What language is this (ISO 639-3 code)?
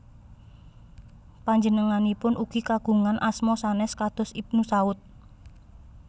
jav